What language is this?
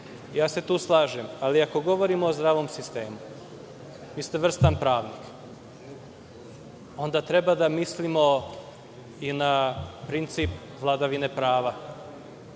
Serbian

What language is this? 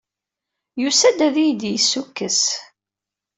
Kabyle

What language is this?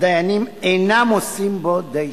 Hebrew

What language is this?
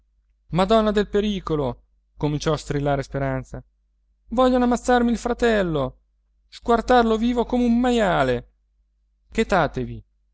Italian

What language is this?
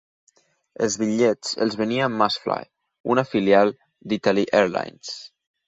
Catalan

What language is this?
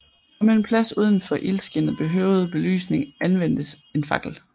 Danish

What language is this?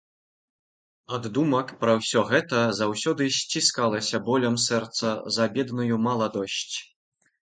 Belarusian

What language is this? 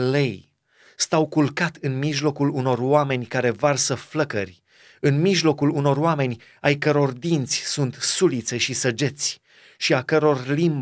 Romanian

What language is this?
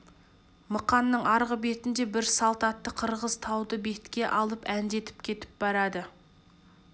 Kazakh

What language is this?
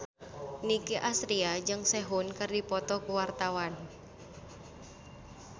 Sundanese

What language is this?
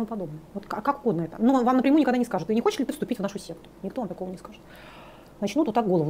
Russian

